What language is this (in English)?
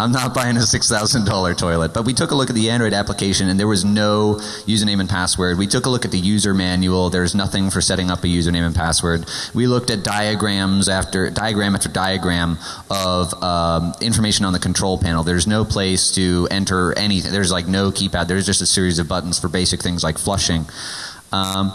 English